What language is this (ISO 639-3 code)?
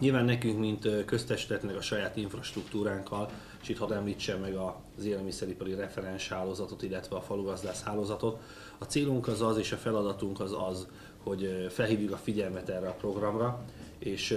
hun